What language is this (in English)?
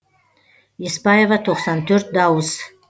Kazakh